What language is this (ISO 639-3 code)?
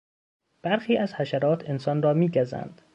fas